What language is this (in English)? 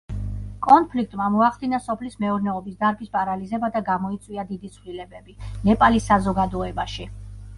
Georgian